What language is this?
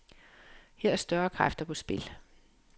Danish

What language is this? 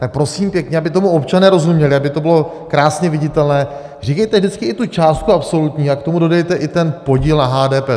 Czech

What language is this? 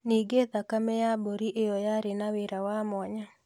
Kikuyu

